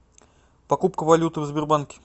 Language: Russian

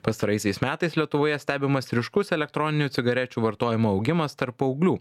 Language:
Lithuanian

